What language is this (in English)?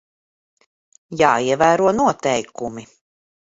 Latvian